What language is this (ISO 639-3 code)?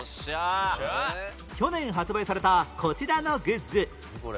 jpn